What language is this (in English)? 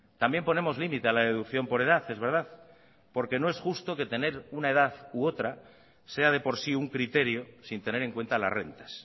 Spanish